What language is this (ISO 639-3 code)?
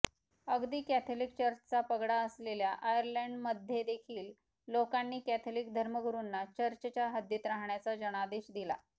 mar